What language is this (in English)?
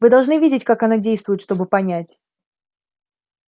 Russian